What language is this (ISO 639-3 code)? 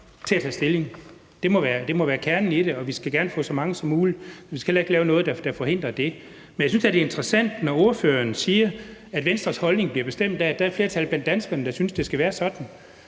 dan